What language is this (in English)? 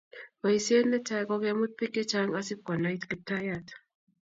Kalenjin